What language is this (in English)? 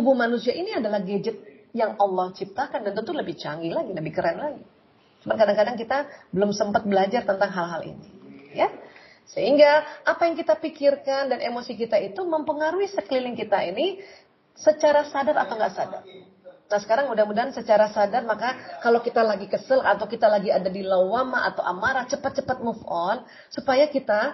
Indonesian